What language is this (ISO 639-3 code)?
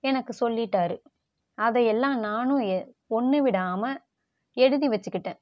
tam